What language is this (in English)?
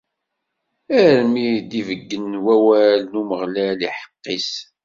Kabyle